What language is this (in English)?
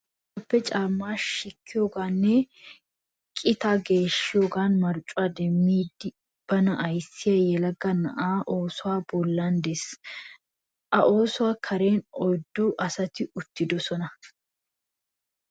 Wolaytta